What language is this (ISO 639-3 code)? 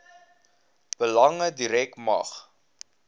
afr